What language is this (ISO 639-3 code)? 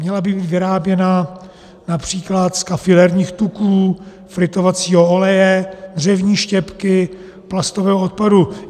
ces